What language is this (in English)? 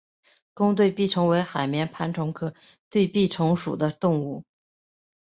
Chinese